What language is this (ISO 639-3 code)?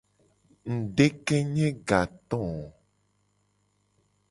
gej